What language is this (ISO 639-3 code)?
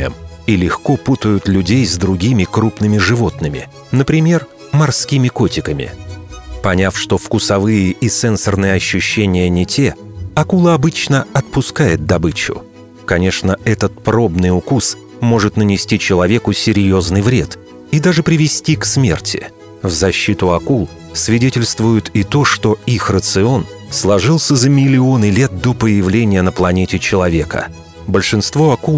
rus